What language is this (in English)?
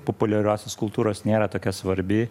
Lithuanian